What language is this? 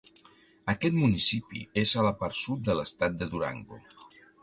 Catalan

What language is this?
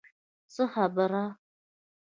Pashto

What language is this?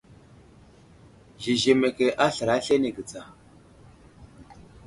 Wuzlam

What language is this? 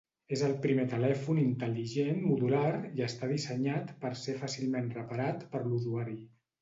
Catalan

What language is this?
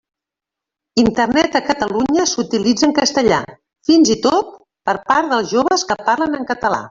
Catalan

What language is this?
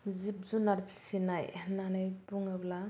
Bodo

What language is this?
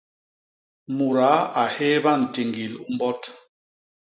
Basaa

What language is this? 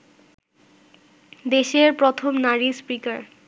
Bangla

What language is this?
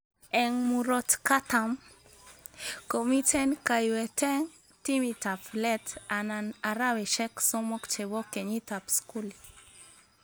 Kalenjin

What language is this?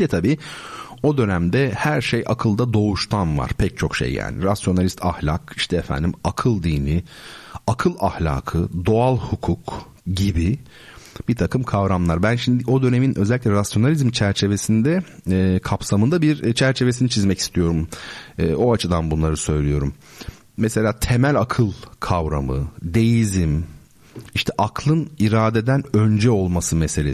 Turkish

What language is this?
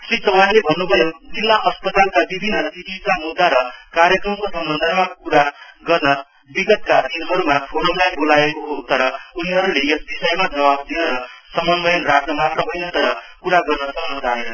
Nepali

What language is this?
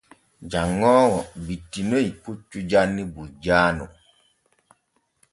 Borgu Fulfulde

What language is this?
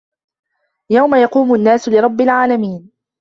Arabic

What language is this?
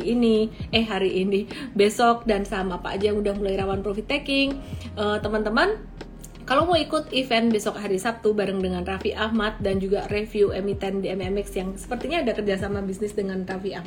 Indonesian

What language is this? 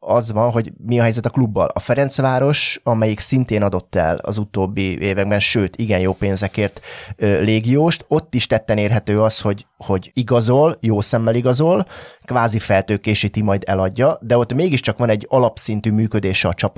Hungarian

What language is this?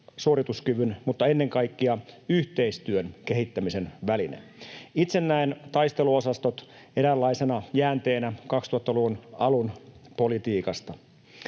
Finnish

